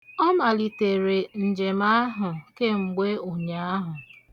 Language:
Igbo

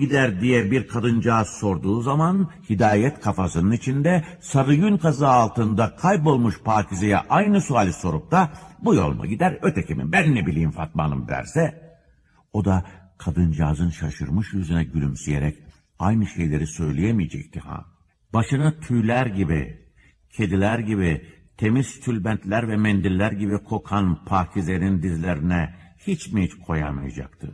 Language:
Turkish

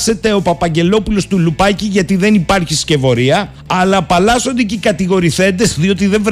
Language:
Greek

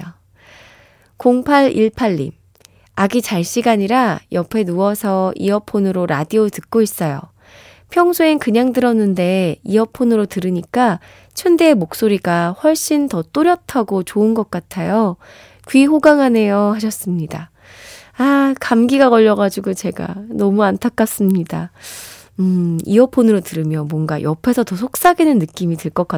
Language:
Korean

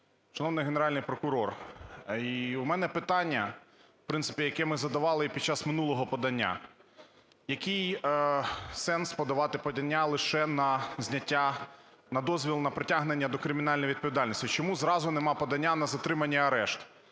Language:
Ukrainian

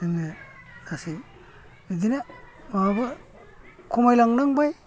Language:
Bodo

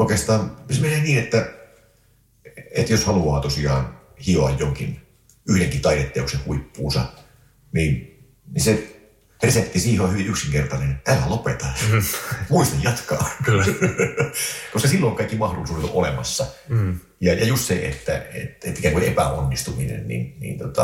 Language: Finnish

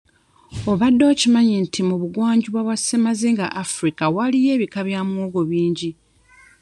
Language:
Ganda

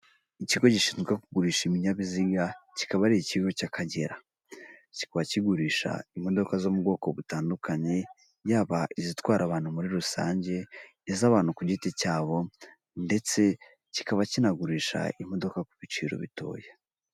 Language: Kinyarwanda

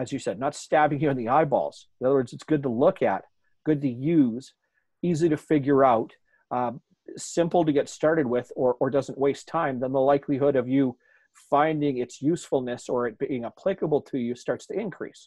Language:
English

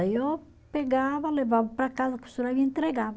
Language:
Portuguese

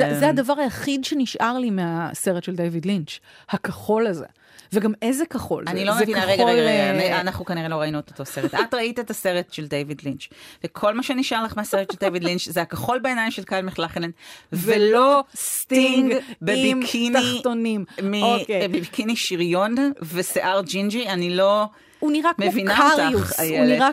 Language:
Hebrew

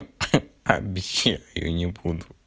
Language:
Russian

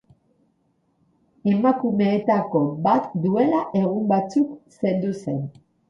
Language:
Basque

